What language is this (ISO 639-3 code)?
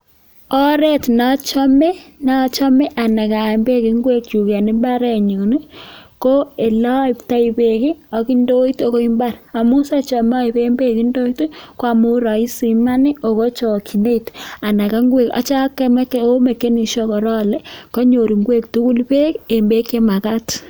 kln